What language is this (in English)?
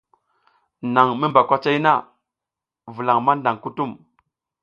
South Giziga